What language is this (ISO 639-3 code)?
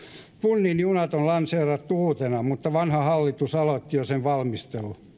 fin